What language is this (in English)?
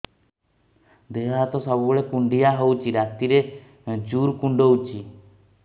Odia